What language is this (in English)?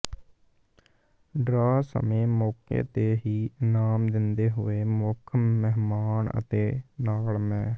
Punjabi